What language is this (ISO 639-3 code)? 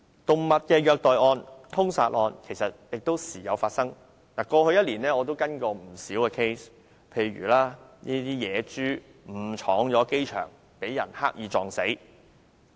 yue